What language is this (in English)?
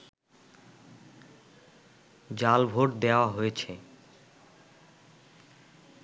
Bangla